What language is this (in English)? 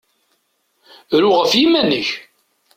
Kabyle